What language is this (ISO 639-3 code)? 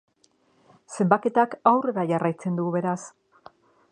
eus